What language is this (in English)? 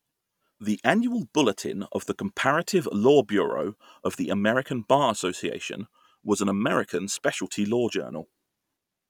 English